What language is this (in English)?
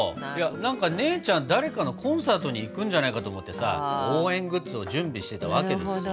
Japanese